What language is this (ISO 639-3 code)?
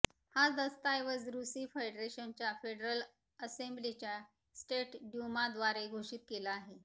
mar